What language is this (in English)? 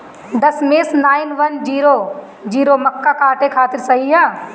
Bhojpuri